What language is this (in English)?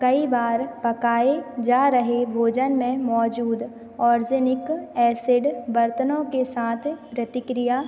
Hindi